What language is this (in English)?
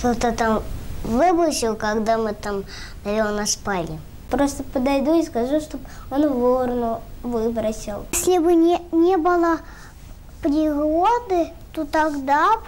Russian